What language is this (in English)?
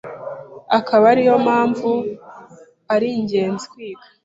Kinyarwanda